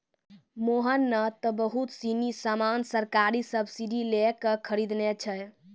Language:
Maithili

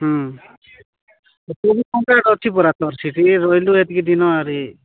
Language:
Odia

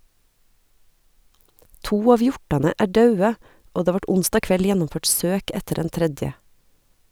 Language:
Norwegian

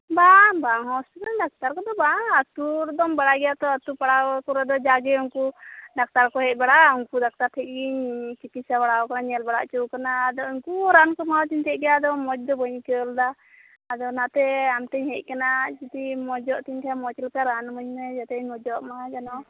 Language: Santali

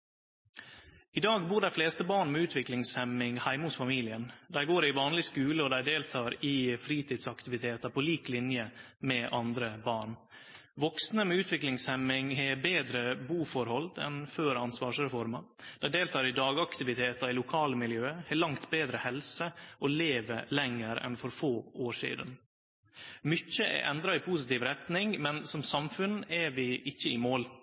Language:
Norwegian Nynorsk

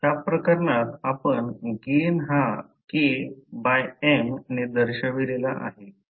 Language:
Marathi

